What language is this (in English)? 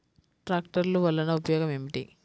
Telugu